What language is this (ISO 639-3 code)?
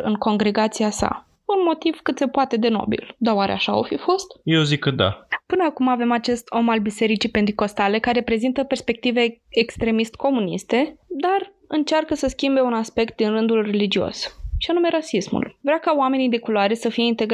ron